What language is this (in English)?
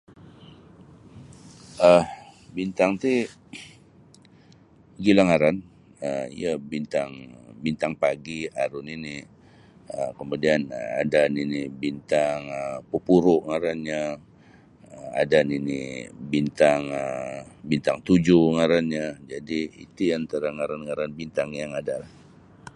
Sabah Bisaya